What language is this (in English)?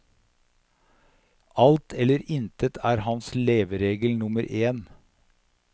Norwegian